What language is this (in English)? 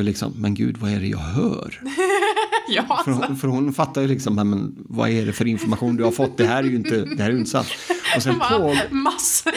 Swedish